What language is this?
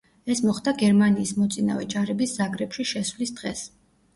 Georgian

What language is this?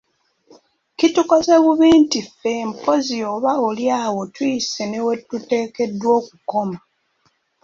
Ganda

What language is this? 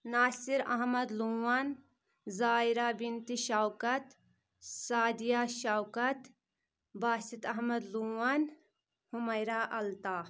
Kashmiri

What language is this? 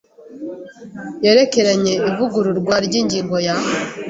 Kinyarwanda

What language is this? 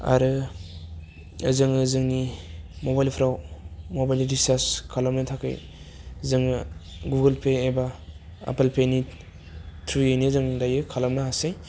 Bodo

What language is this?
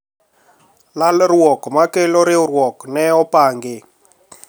Luo (Kenya and Tanzania)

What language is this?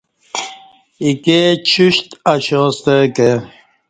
Kati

